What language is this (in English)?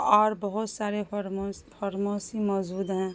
Urdu